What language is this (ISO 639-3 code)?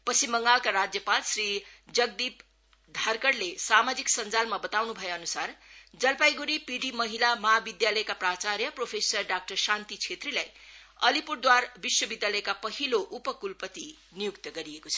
nep